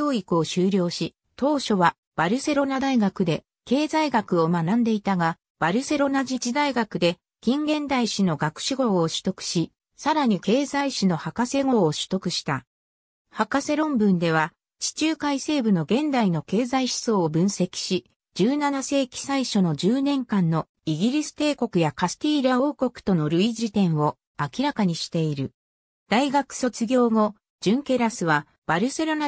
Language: Japanese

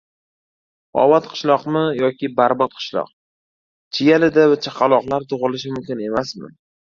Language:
Uzbek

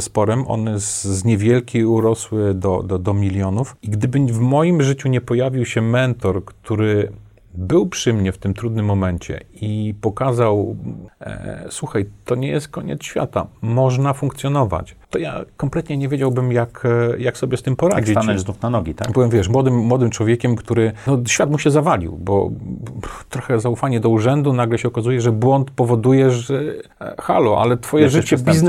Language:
Polish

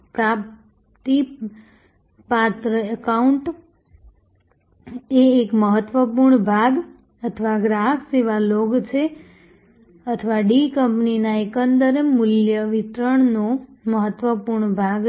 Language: Gujarati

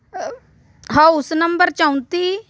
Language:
Punjabi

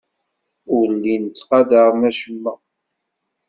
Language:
Kabyle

